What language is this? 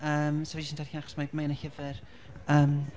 Welsh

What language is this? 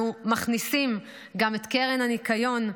Hebrew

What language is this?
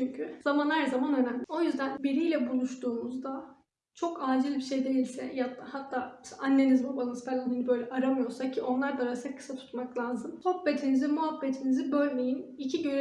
Turkish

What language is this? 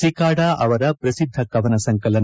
Kannada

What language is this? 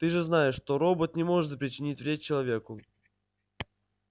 Russian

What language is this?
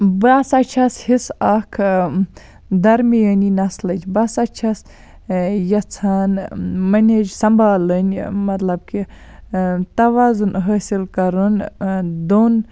Kashmiri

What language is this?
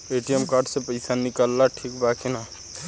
Bhojpuri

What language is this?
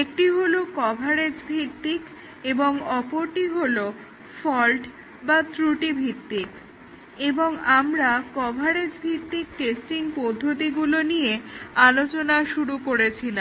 Bangla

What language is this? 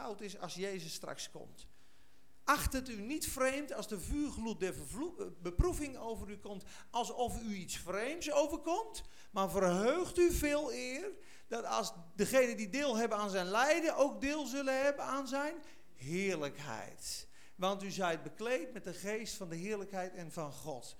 Dutch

